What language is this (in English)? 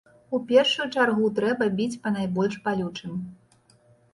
Belarusian